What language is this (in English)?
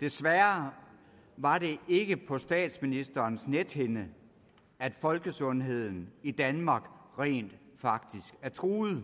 Danish